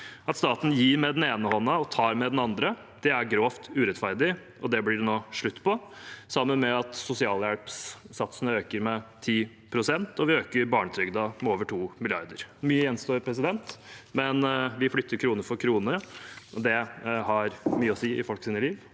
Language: Norwegian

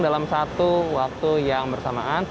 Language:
Indonesian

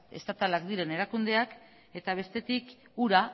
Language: Basque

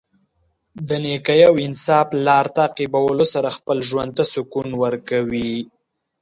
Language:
Pashto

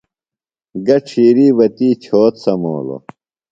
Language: Phalura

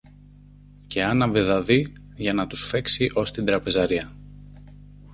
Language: Greek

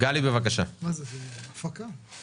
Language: Hebrew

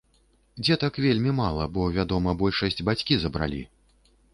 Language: Belarusian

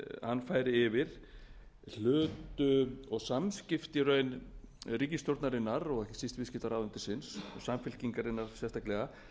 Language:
Icelandic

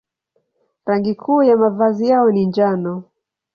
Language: Swahili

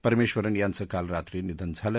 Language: Marathi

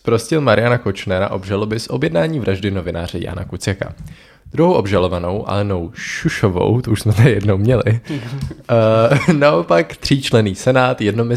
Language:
Czech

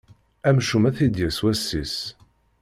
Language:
Kabyle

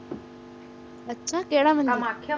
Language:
Punjabi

